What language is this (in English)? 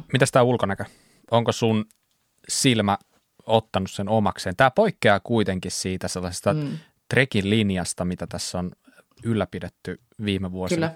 Finnish